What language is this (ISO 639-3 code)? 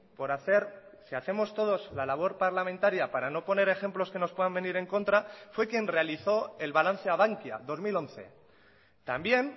spa